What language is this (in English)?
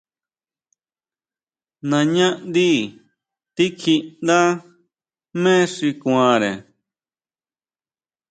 Huautla Mazatec